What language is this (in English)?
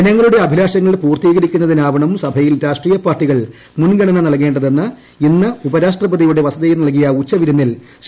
Malayalam